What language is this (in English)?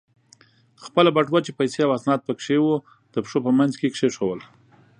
Pashto